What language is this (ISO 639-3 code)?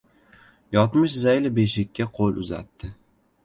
uzb